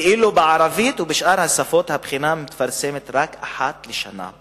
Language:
Hebrew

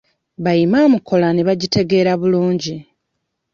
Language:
Ganda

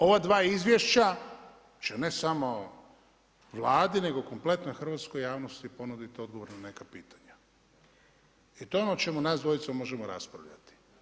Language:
Croatian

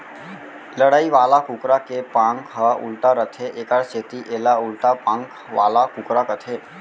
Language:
Chhattisgarhi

